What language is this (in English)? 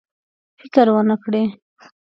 Pashto